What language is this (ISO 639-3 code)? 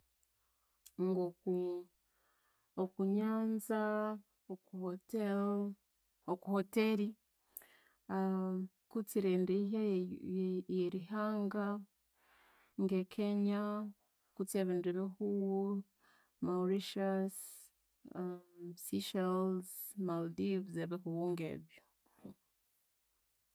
koo